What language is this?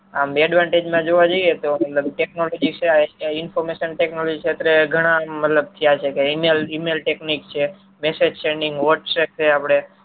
Gujarati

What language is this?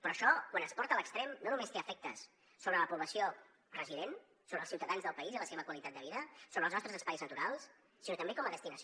Catalan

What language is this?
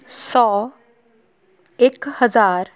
Punjabi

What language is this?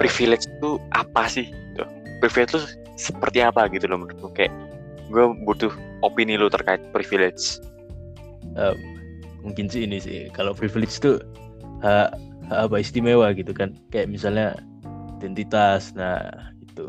Indonesian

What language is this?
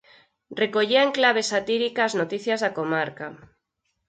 Galician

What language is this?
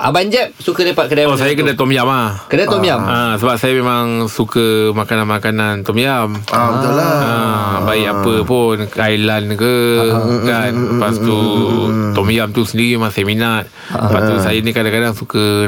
Malay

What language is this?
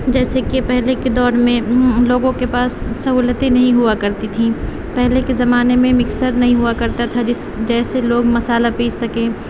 Urdu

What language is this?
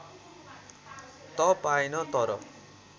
Nepali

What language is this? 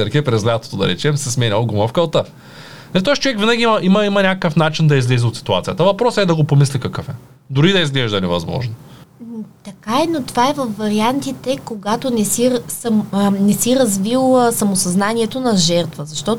Bulgarian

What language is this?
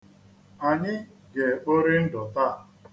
Igbo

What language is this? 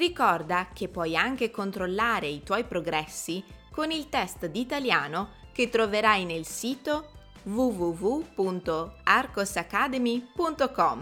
Italian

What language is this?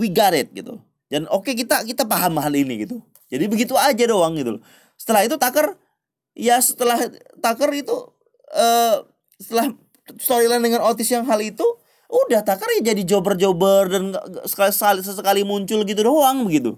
Indonesian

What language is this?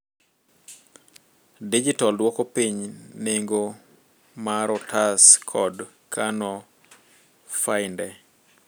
Luo (Kenya and Tanzania)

